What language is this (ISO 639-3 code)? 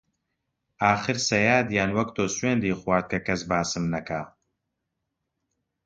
ckb